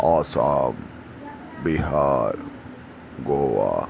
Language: Urdu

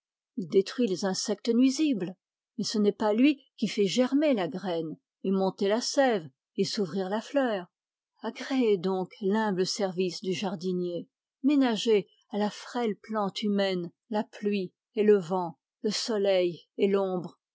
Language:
French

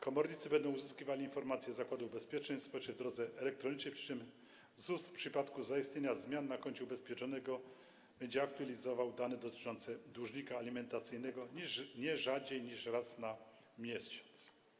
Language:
Polish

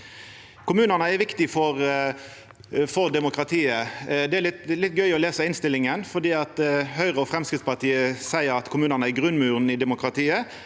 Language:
Norwegian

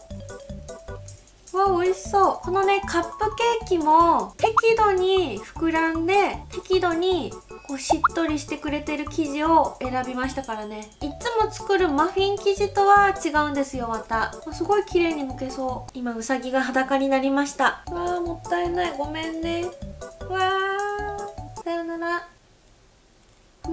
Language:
Japanese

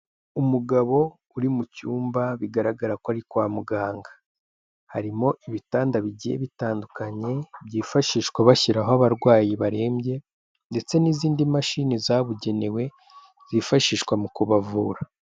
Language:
Kinyarwanda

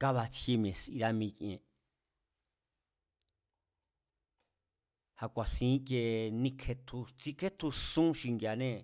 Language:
Mazatlán Mazatec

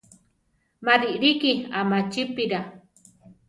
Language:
Central Tarahumara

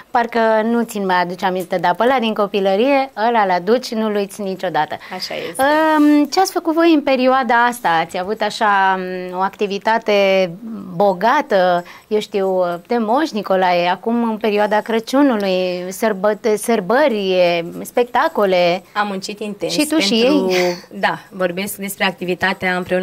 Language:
Romanian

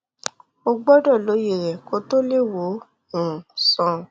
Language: Yoruba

